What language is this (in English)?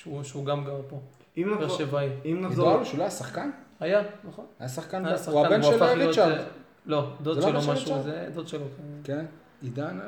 Hebrew